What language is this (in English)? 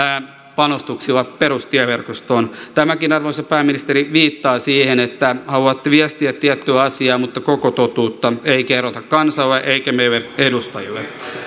Finnish